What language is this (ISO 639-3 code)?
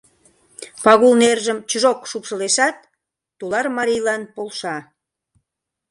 chm